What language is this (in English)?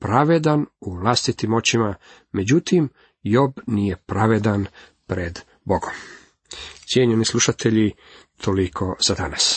Croatian